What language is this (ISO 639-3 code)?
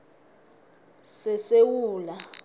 nbl